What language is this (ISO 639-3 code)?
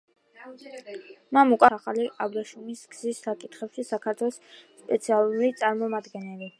kat